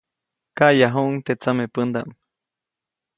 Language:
Copainalá Zoque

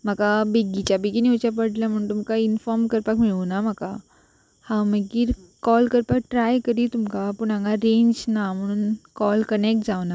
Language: Konkani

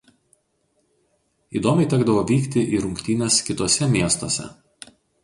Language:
Lithuanian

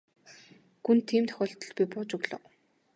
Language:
Mongolian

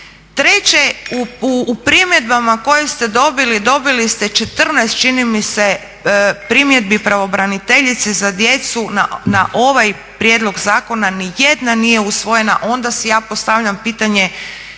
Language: Croatian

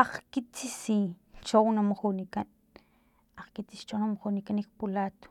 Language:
Filomena Mata-Coahuitlán Totonac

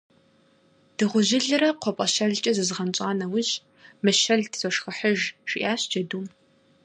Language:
Kabardian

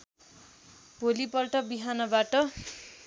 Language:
Nepali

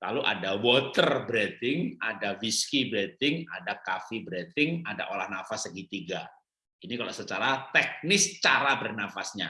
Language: Indonesian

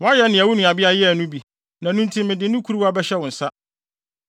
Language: Akan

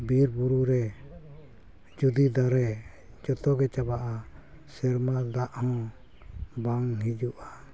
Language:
Santali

